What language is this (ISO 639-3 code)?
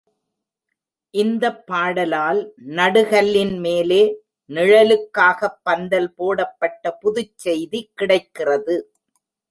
tam